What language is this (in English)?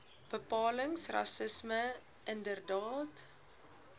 Afrikaans